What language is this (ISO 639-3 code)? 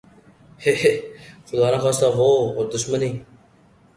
urd